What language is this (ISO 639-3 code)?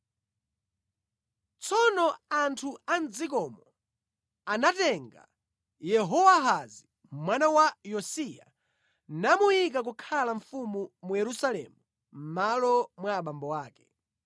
nya